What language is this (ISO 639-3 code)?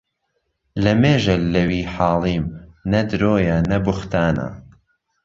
ckb